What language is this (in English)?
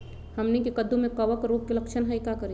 Magahi